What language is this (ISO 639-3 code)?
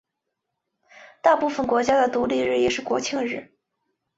zho